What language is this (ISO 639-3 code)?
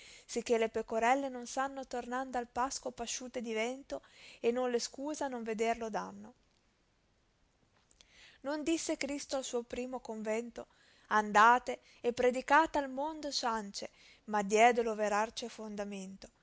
ita